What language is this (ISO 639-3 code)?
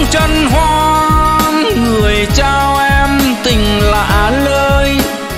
vie